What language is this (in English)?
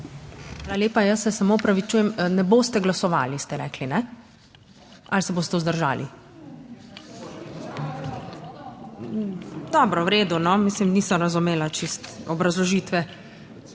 Slovenian